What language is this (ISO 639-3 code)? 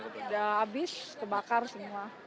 ind